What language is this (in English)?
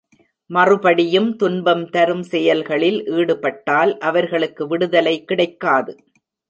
Tamil